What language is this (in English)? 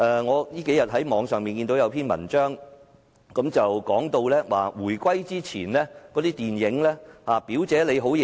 Cantonese